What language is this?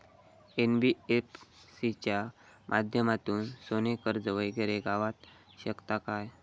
Marathi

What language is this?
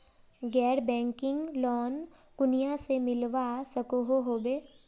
Magahi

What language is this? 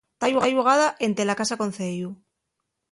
Asturian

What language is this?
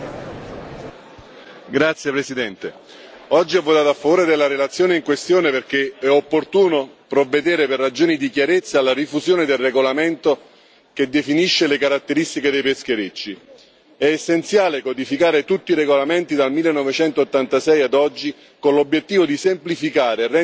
Italian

